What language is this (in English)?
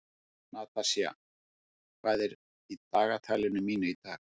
Icelandic